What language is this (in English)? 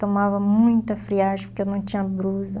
Portuguese